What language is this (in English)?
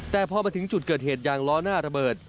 Thai